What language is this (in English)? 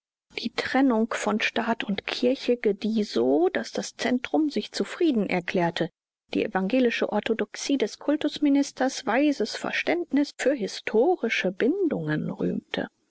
German